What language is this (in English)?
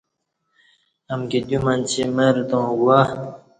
Kati